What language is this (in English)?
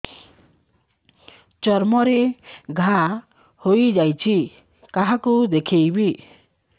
Odia